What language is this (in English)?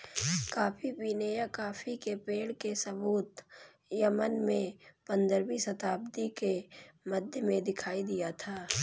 Hindi